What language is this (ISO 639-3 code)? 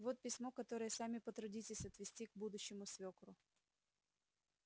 rus